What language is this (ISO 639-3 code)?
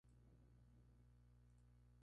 spa